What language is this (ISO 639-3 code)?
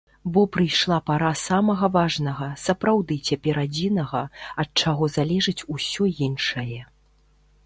bel